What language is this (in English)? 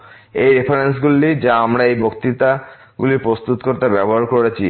Bangla